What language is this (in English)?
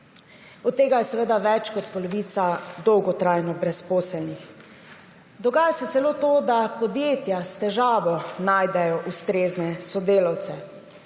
Slovenian